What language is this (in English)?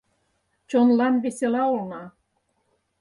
Mari